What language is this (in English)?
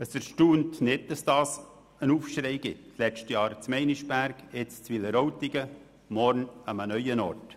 Swiss German